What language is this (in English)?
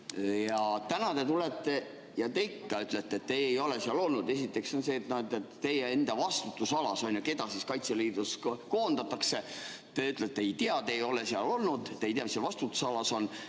Estonian